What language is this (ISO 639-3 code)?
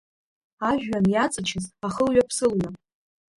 abk